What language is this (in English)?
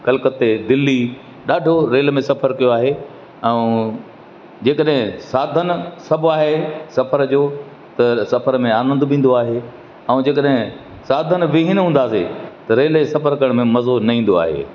Sindhi